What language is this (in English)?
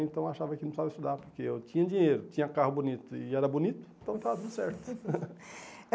Portuguese